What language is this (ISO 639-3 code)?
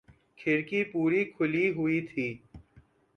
urd